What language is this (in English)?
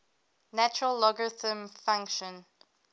English